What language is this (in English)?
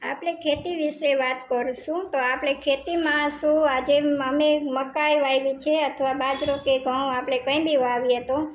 Gujarati